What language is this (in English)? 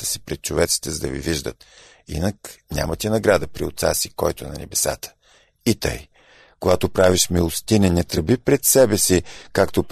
Bulgarian